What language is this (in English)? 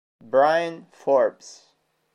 Italian